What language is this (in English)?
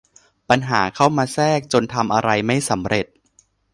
Thai